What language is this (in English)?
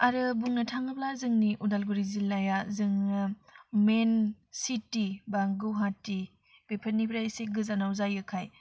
Bodo